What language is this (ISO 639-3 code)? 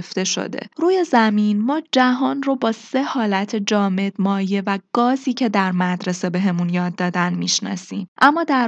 fas